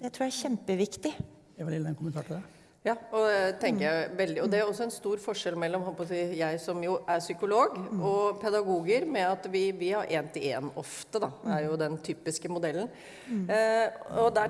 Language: Norwegian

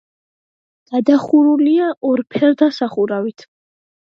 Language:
Georgian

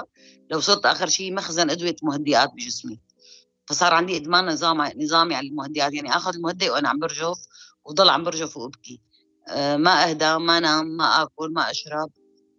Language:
Arabic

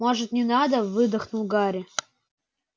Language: Russian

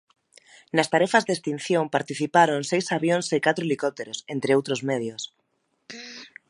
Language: Galician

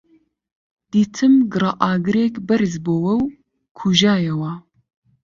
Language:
Central Kurdish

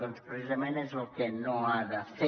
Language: Catalan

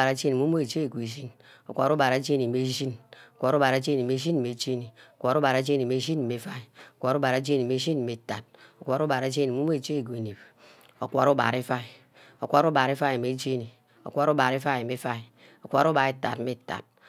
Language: Ubaghara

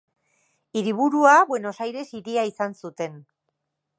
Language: Basque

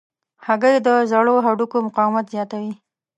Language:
Pashto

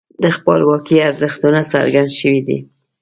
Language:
Pashto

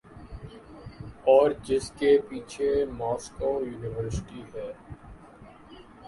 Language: Urdu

